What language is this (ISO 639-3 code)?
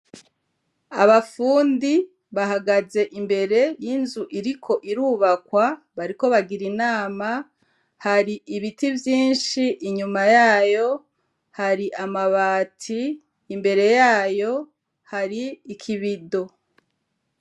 run